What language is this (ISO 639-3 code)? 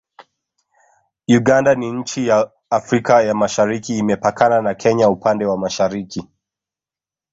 swa